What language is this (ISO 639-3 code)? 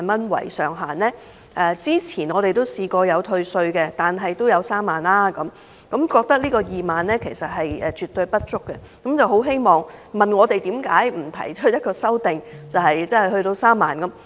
yue